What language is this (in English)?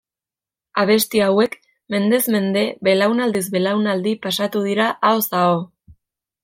Basque